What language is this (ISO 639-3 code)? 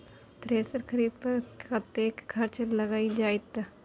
mai